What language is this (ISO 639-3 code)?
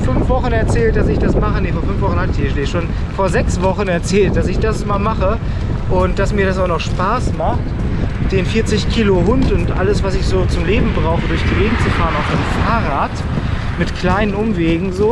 deu